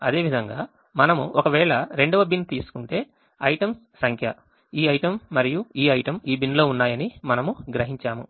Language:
Telugu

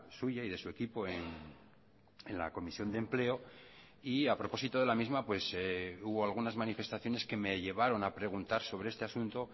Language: Spanish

